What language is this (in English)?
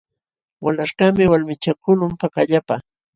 Jauja Wanca Quechua